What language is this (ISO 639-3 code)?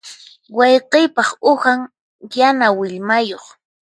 qxp